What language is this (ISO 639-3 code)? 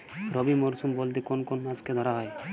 ben